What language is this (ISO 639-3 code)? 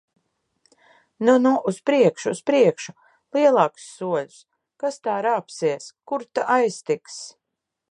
lav